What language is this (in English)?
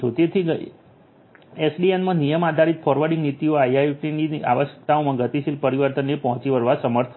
Gujarati